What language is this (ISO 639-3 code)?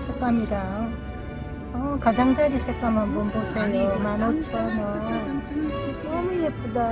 kor